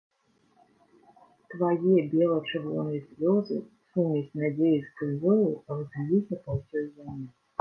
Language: Belarusian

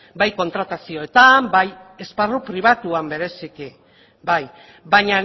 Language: Basque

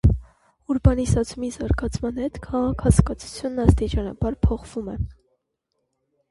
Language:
Armenian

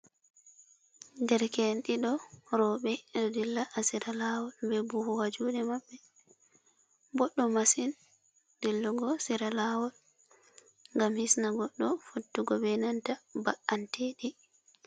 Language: Fula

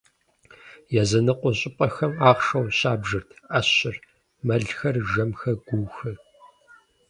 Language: Kabardian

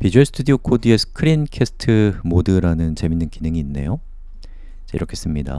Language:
Korean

